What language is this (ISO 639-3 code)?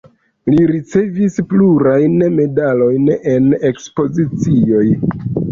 epo